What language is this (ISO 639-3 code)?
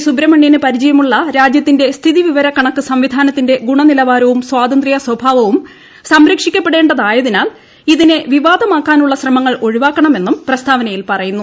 mal